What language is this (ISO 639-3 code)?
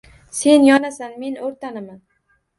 uzb